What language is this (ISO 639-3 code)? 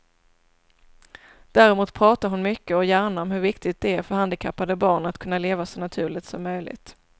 swe